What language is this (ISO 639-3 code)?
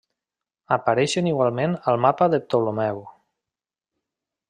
cat